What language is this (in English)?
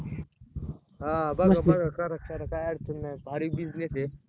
Marathi